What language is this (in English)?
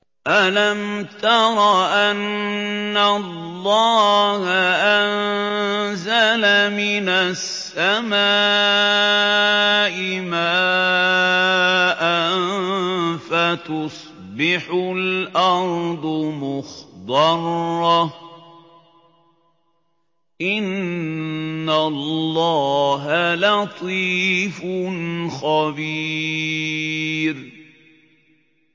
Arabic